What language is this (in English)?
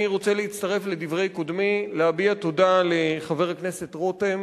Hebrew